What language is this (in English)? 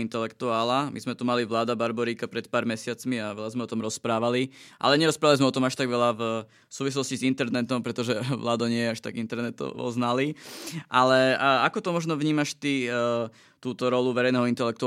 Slovak